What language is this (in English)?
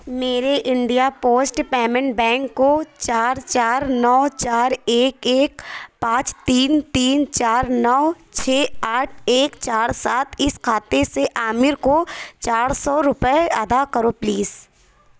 Urdu